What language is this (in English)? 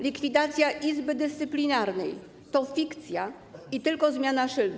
Polish